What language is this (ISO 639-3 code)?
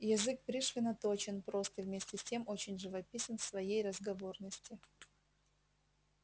rus